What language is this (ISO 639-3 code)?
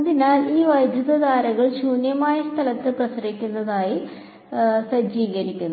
mal